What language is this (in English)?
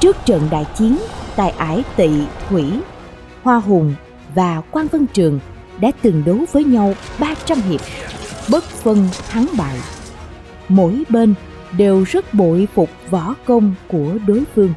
Vietnamese